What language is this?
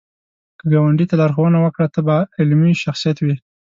Pashto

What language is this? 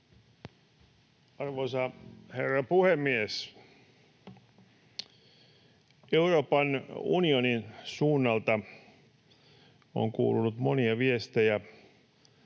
Finnish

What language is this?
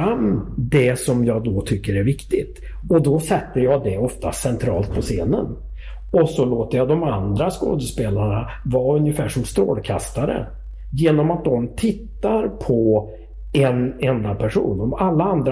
Swedish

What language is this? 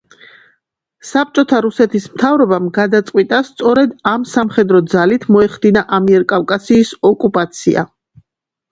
Georgian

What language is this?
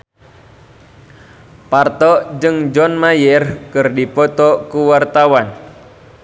Sundanese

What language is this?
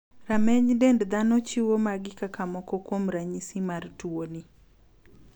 Luo (Kenya and Tanzania)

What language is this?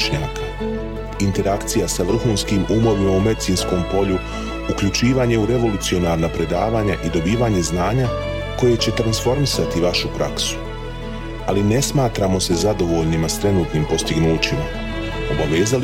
Croatian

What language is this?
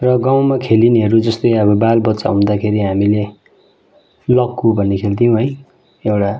Nepali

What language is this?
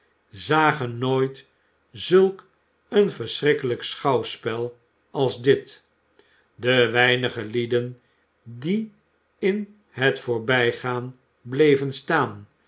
Dutch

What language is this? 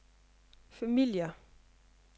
Danish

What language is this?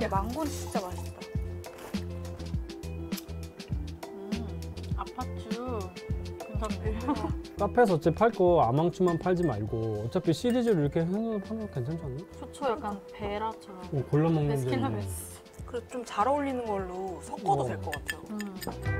Korean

